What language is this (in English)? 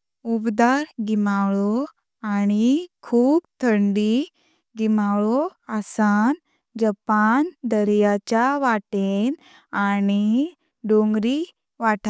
Konkani